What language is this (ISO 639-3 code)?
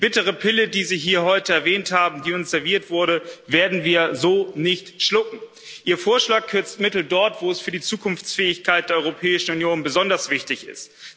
deu